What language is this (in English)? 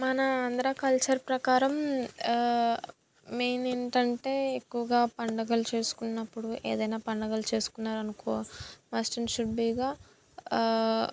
Telugu